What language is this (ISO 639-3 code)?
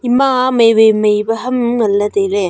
nnp